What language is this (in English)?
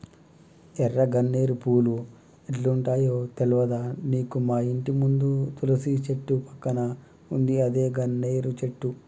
Telugu